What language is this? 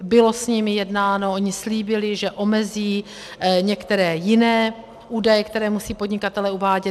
Czech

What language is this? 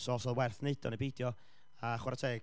Welsh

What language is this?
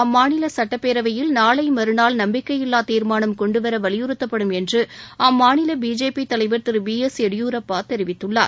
Tamil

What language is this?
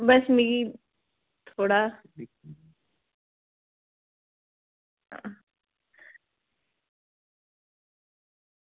Dogri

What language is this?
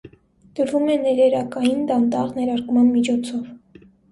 Armenian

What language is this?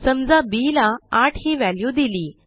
Marathi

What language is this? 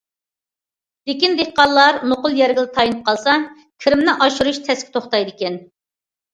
Uyghur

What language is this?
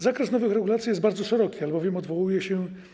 Polish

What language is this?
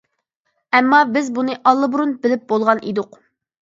Uyghur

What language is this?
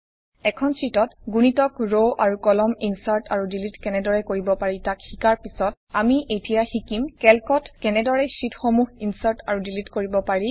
Assamese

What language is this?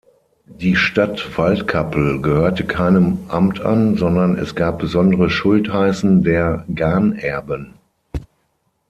German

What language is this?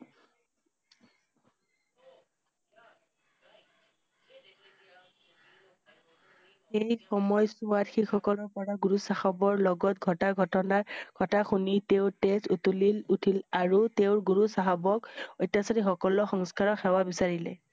Assamese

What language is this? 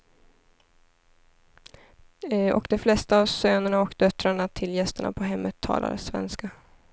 Swedish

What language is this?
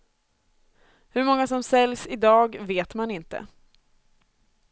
Swedish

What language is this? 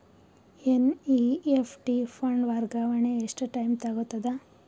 Kannada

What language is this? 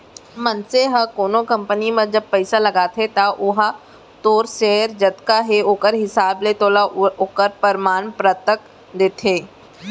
Chhattisgarhi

